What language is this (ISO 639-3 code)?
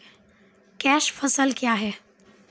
mai